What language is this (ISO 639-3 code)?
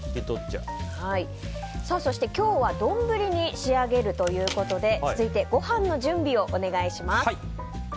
jpn